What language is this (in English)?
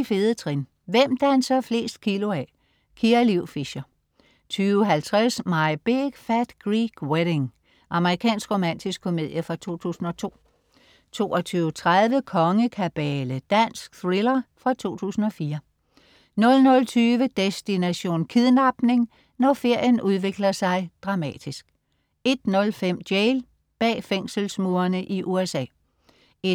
Danish